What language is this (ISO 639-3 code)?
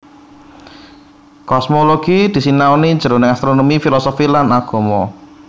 jav